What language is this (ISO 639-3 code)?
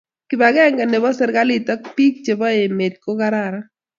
kln